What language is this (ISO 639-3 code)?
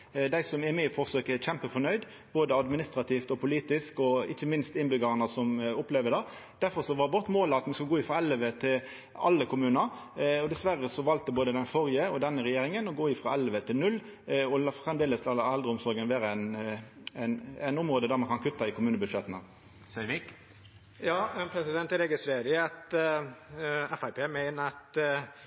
nor